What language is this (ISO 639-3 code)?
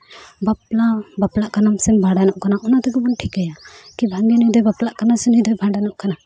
sat